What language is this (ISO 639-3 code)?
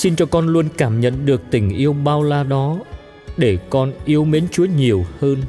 vie